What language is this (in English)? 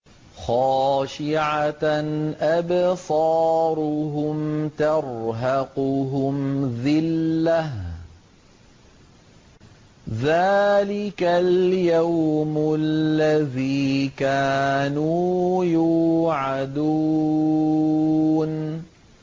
Arabic